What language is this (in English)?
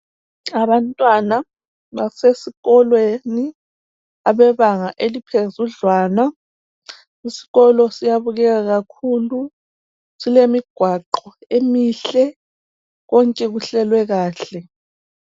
North Ndebele